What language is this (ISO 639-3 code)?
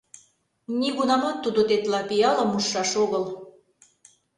chm